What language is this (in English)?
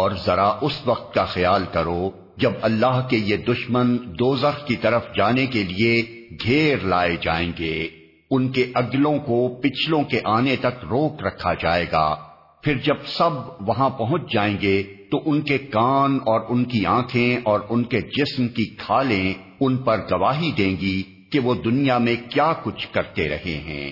Urdu